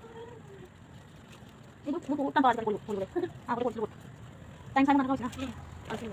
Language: Thai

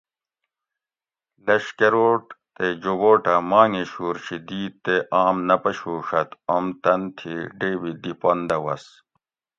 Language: Gawri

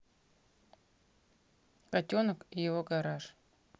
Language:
Russian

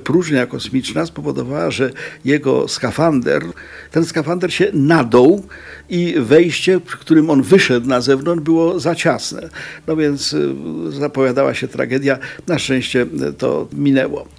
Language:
Polish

